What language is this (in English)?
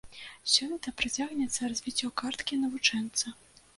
Belarusian